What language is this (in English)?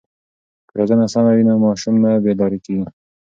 Pashto